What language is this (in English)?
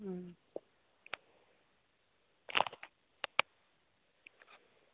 Dogri